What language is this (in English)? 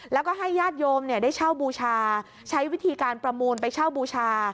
Thai